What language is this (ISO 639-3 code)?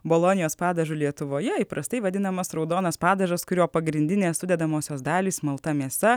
lit